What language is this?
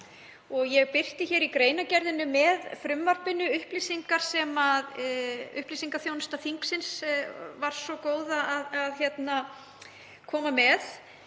Icelandic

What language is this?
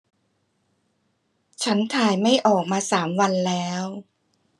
Thai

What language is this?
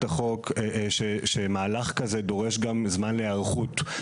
Hebrew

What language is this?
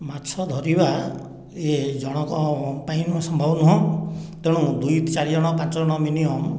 Odia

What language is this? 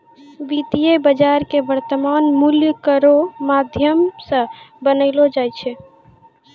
Maithili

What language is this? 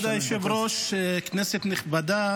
Hebrew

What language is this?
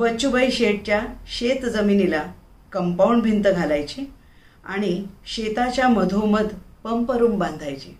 Marathi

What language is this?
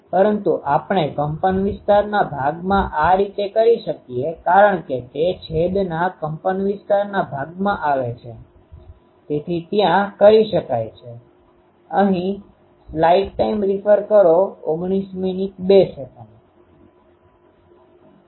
Gujarati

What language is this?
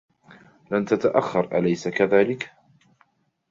Arabic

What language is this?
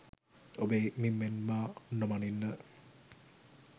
Sinhala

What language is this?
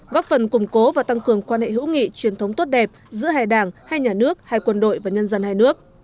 Vietnamese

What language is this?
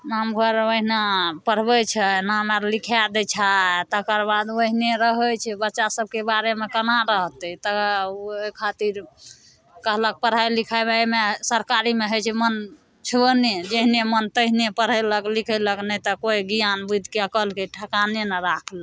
Maithili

